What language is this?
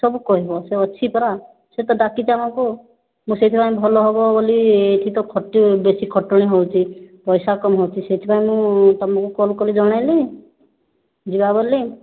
Odia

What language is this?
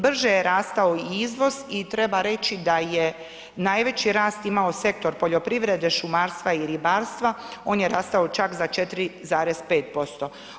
Croatian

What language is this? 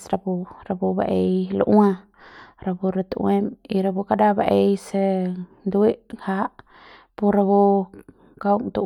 Central Pame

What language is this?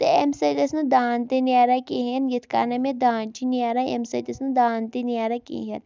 Kashmiri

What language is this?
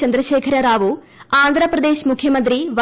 Malayalam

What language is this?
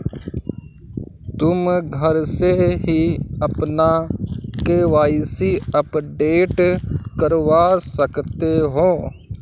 Hindi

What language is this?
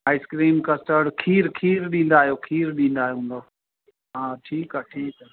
Sindhi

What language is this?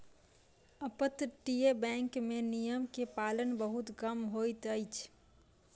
Maithili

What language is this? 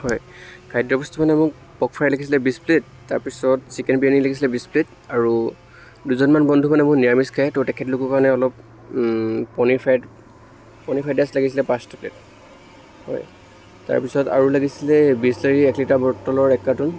Assamese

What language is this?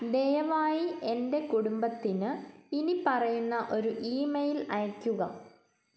Malayalam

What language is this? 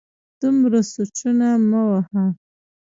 Pashto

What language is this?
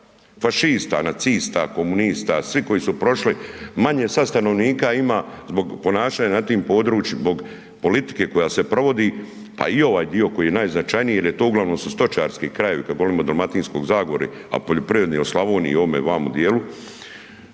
Croatian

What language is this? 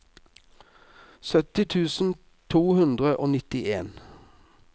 Norwegian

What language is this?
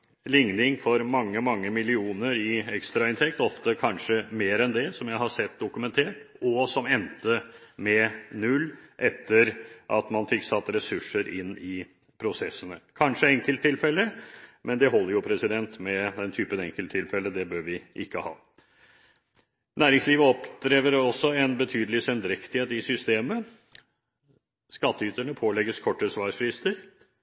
Norwegian Bokmål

